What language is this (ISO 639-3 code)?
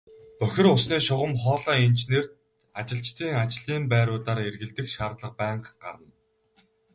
mon